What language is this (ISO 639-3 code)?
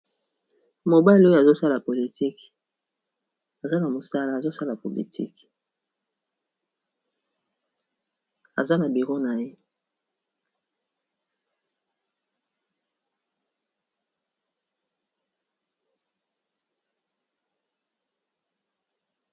lin